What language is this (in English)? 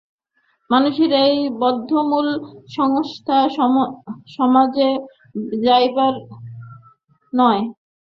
Bangla